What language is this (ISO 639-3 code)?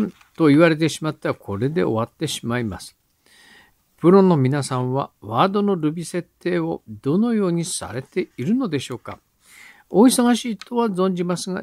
jpn